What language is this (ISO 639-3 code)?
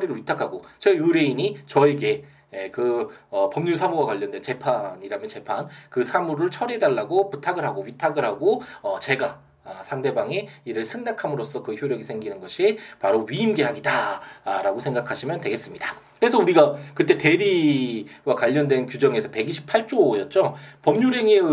kor